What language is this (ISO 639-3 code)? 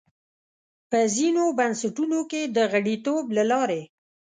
pus